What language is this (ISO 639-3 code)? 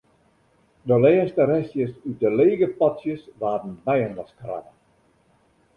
fry